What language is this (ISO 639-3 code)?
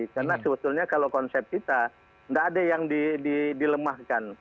ind